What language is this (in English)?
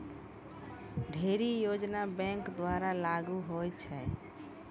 Maithili